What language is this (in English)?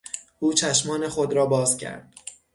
Persian